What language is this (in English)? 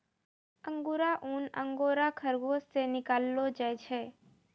Maithili